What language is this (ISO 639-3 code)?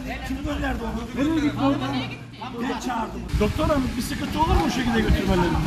tur